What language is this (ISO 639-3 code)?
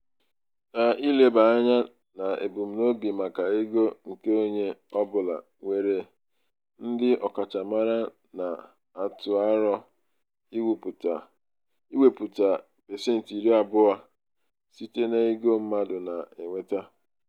ibo